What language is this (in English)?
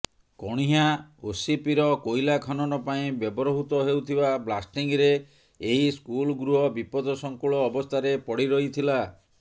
Odia